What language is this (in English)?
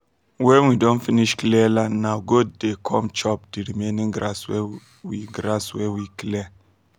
Nigerian Pidgin